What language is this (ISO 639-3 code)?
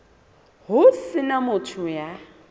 sot